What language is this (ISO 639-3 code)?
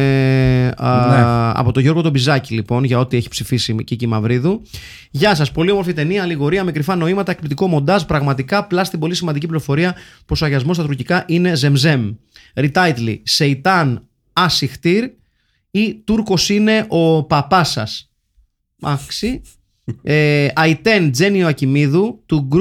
ell